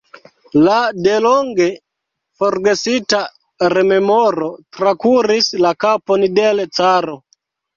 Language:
Esperanto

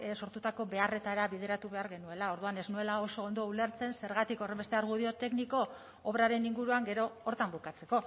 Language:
Basque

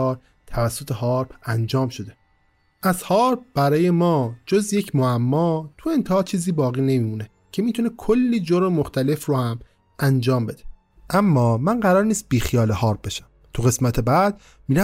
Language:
Persian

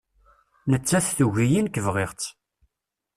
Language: Kabyle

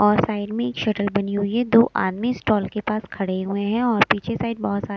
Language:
Hindi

